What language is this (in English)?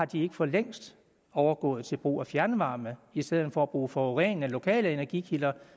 Danish